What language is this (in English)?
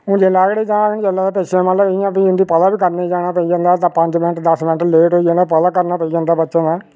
Dogri